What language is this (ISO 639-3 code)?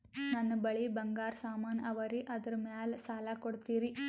kan